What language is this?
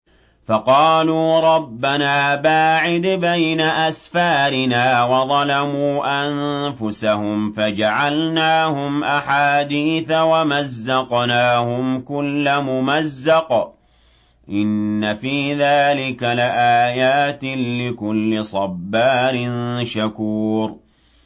Arabic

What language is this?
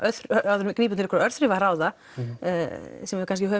Icelandic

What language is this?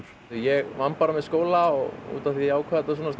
Icelandic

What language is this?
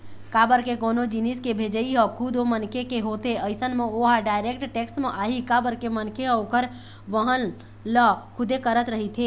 Chhattisgarhi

